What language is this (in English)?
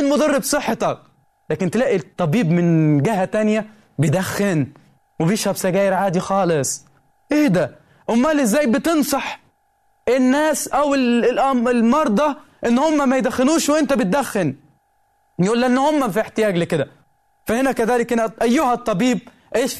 Arabic